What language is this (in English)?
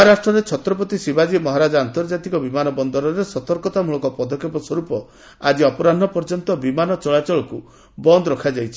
Odia